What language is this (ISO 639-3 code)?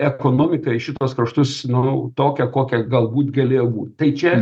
lit